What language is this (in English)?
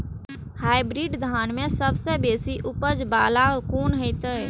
Maithili